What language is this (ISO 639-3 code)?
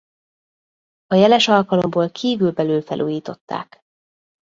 hun